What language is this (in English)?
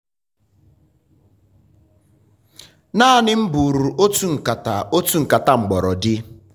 Igbo